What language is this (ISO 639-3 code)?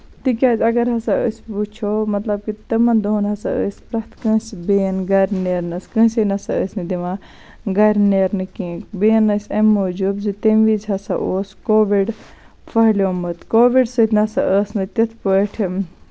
kas